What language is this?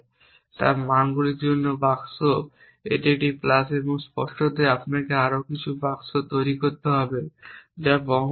Bangla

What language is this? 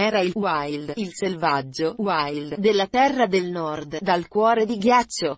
Italian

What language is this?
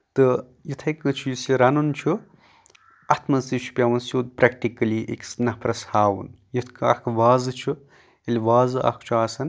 Kashmiri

